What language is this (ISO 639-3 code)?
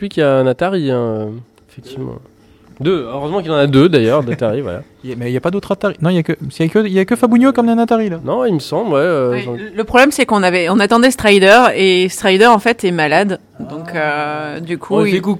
fra